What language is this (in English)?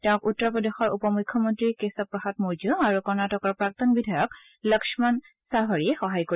Assamese